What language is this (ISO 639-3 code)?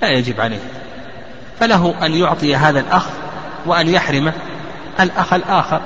ara